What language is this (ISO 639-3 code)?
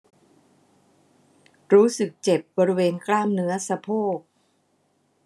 tha